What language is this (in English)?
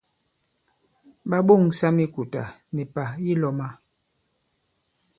Bankon